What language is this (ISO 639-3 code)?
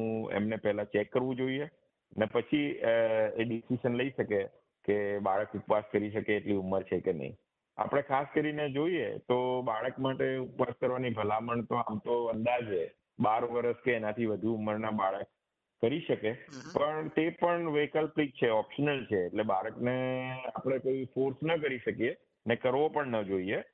guj